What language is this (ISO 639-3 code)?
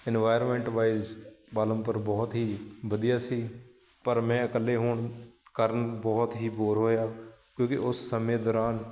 pan